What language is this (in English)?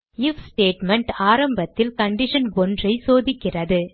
Tamil